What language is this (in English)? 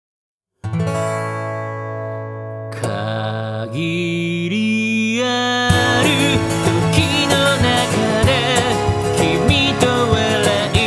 Indonesian